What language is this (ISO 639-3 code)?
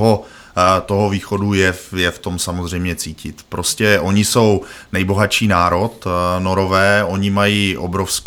ces